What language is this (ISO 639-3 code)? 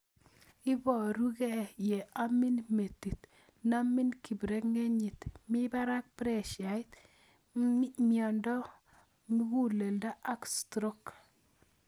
kln